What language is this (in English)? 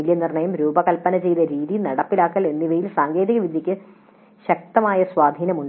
Malayalam